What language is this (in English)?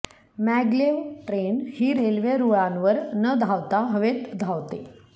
Marathi